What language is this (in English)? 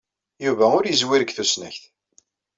Kabyle